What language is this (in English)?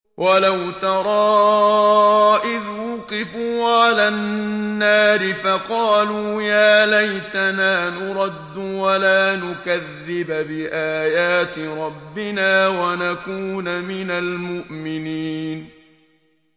Arabic